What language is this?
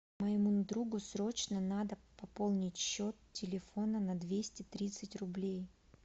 Russian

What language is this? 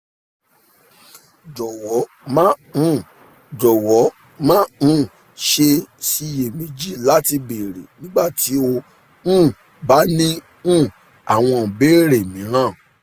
Yoruba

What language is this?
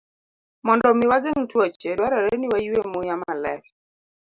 Luo (Kenya and Tanzania)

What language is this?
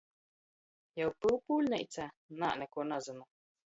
Latgalian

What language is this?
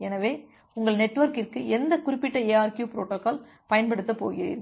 Tamil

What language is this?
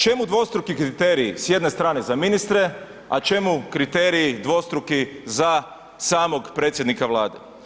Croatian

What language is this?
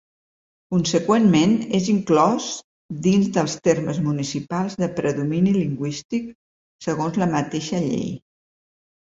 Catalan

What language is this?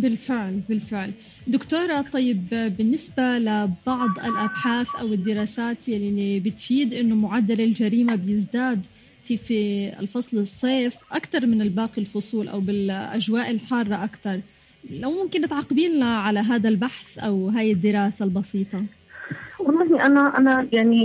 Arabic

